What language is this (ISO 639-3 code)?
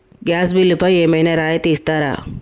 tel